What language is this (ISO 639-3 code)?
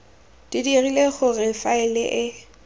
tsn